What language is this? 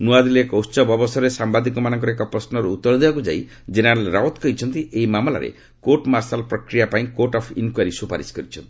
Odia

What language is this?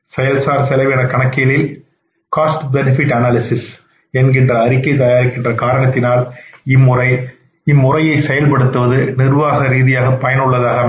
Tamil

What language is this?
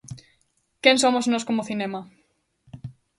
Galician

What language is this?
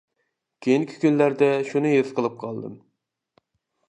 Uyghur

